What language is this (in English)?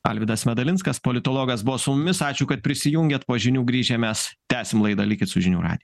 Lithuanian